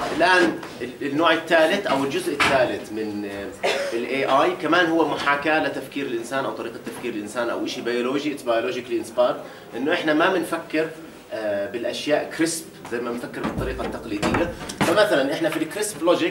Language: Arabic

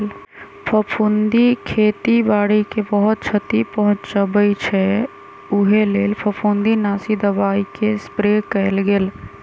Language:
Magahi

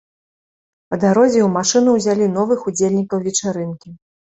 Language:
Belarusian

